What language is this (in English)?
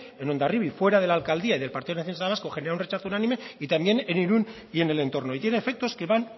Spanish